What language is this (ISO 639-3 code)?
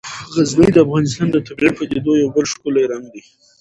pus